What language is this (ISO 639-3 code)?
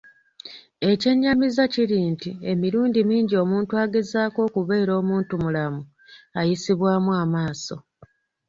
lug